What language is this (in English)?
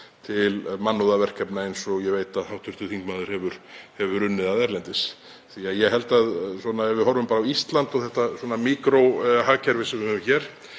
Icelandic